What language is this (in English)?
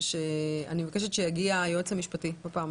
Hebrew